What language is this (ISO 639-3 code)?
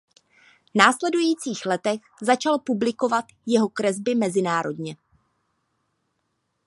ces